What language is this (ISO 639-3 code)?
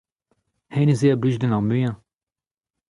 bre